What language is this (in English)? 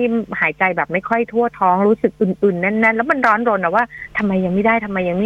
Thai